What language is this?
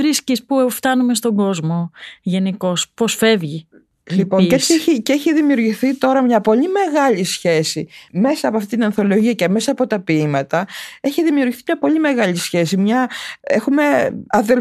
Greek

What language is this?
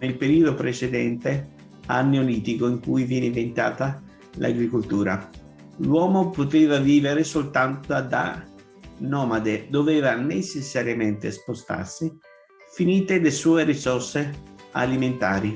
Italian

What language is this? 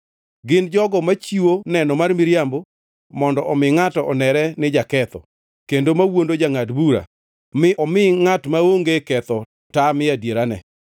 Luo (Kenya and Tanzania)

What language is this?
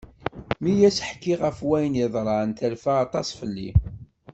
Kabyle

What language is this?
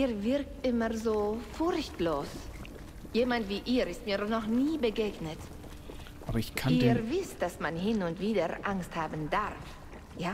German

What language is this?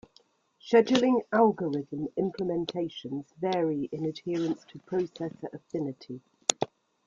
English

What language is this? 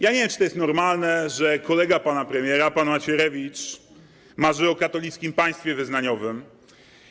Polish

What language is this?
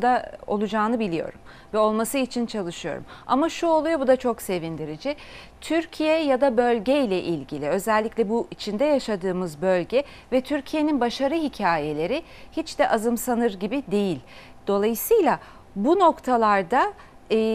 Turkish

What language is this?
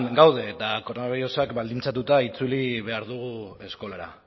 Basque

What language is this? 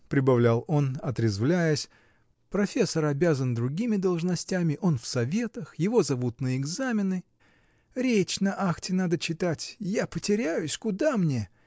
Russian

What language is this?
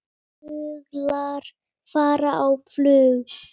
Icelandic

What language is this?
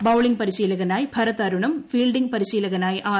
Malayalam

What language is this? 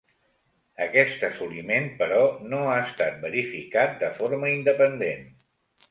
Catalan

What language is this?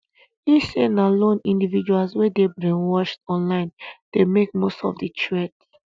Nigerian Pidgin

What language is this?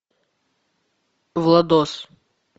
Russian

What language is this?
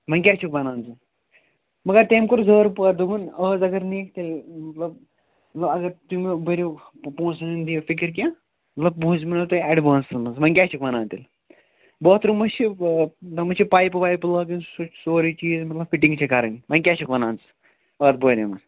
Kashmiri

